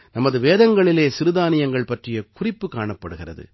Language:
Tamil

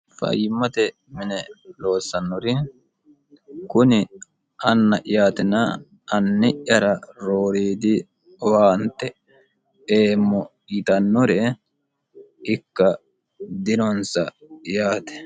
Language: Sidamo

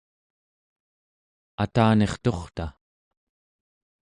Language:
Central Yupik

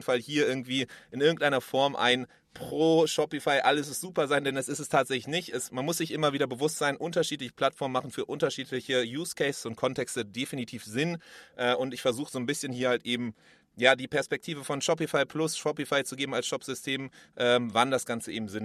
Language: German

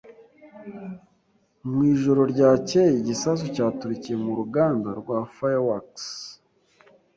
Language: Kinyarwanda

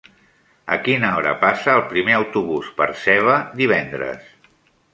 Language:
Catalan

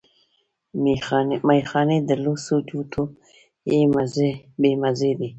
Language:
Pashto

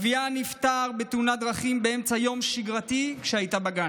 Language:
Hebrew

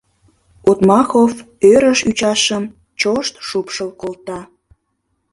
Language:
Mari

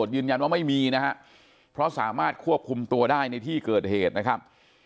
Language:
Thai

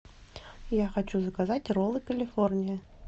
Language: Russian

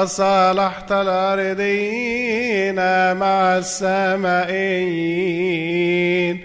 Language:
Arabic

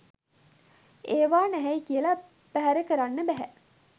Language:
Sinhala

